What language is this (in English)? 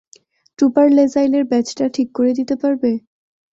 Bangla